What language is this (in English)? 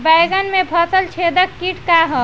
Bhojpuri